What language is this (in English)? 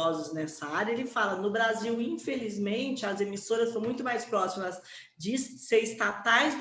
Portuguese